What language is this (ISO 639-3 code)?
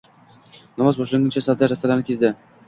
uzb